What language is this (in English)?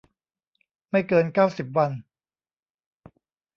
Thai